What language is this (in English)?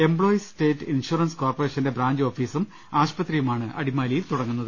Malayalam